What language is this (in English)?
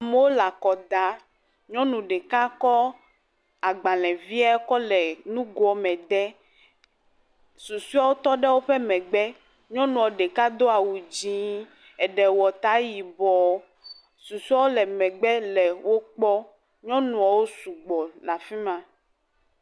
Ewe